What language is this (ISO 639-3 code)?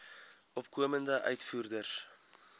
afr